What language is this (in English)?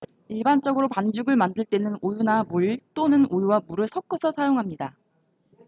Korean